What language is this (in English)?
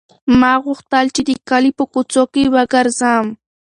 Pashto